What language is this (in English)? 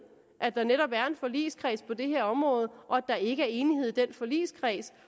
Danish